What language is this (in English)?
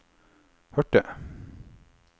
Norwegian